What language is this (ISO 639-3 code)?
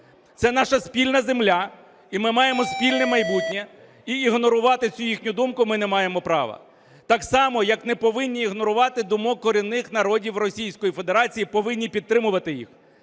ukr